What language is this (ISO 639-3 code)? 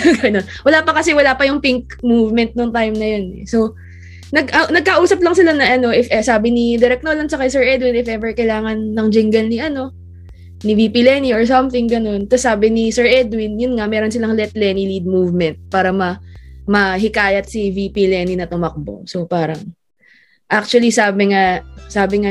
fil